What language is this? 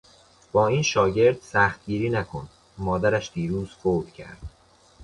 Persian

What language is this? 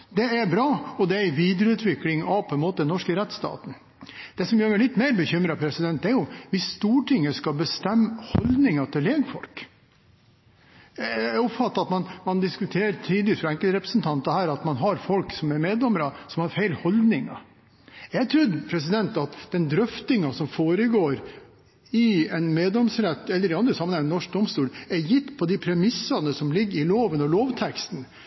Norwegian Bokmål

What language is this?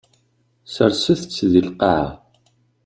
Kabyle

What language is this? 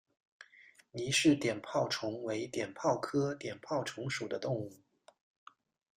Chinese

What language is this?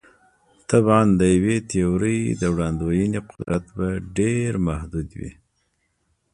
Pashto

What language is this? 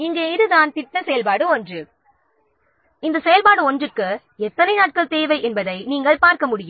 Tamil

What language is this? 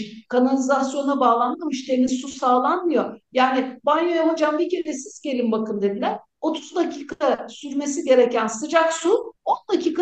Turkish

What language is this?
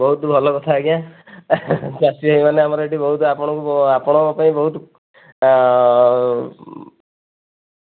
Odia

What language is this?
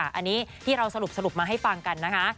Thai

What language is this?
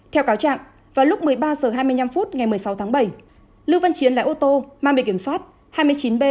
Vietnamese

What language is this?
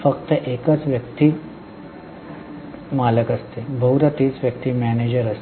Marathi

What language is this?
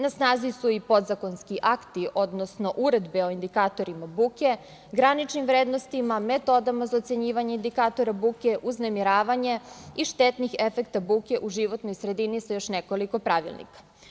Serbian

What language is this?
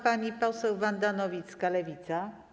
Polish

